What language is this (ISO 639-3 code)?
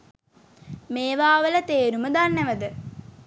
sin